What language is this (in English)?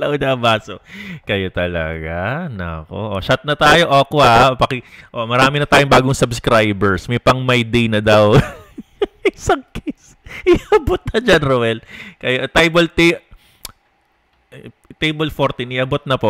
Filipino